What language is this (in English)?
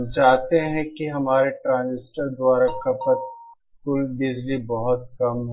Hindi